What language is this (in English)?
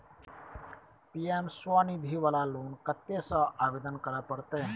Maithili